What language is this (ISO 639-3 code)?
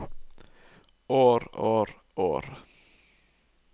nor